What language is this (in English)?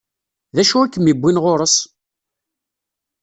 Kabyle